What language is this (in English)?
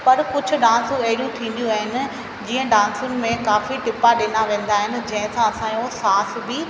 Sindhi